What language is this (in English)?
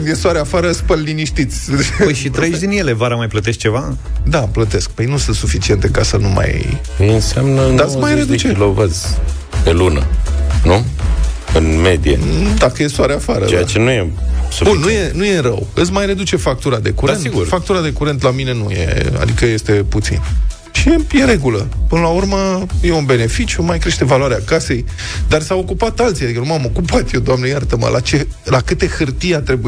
Romanian